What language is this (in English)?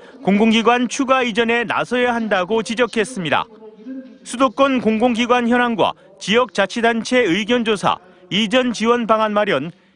Korean